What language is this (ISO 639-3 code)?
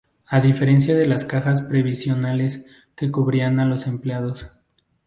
spa